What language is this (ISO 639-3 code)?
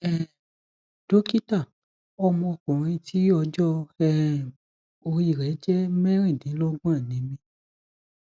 yor